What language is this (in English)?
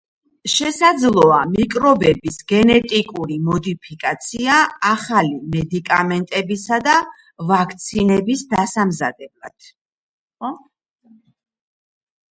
Georgian